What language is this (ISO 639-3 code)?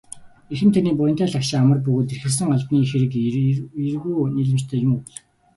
mon